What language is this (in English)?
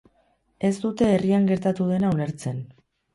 Basque